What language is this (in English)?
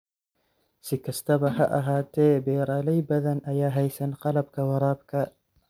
Somali